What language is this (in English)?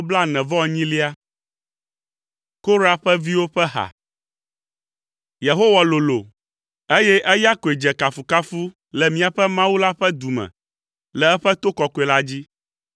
Ewe